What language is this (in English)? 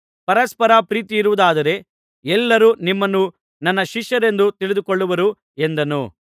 Kannada